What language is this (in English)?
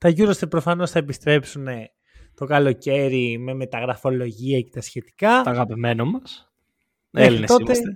Greek